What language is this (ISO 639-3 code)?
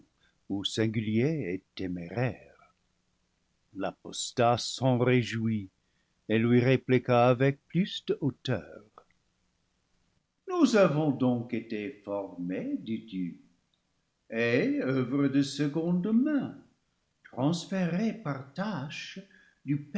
fra